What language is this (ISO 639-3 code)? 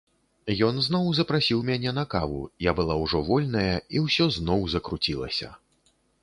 bel